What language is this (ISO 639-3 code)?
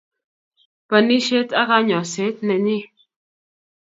kln